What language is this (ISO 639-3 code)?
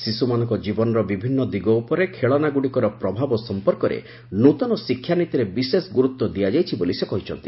ori